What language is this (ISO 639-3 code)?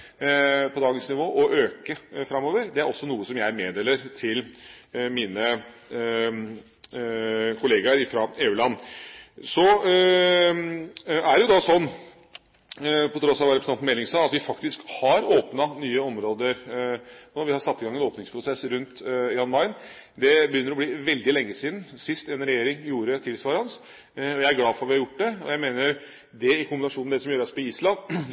nob